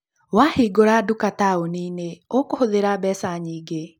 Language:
Kikuyu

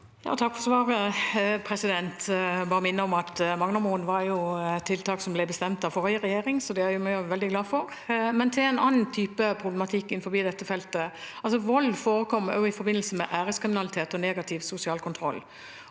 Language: Norwegian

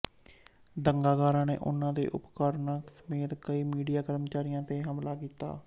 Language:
Punjabi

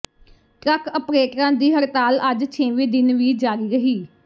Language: Punjabi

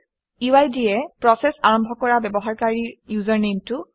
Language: Assamese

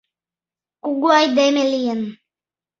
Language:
Mari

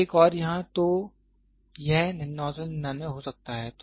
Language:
Hindi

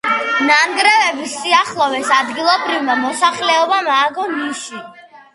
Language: Georgian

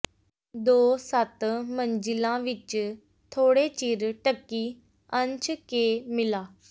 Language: Punjabi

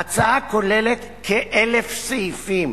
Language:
Hebrew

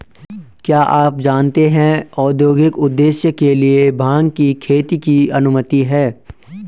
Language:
Hindi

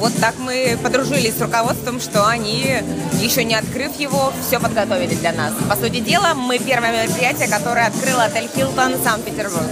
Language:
Russian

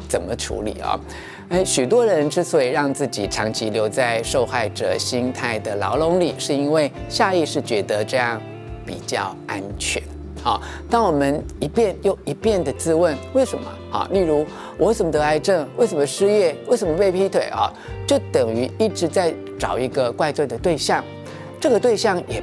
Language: Chinese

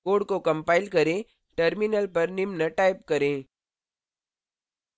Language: Hindi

